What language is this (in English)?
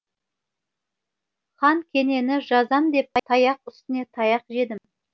Kazakh